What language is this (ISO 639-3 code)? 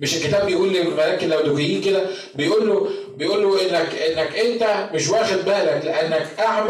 ara